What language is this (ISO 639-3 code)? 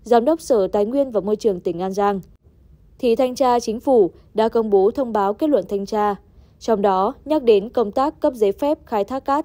vie